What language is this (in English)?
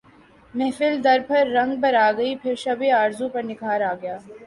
Urdu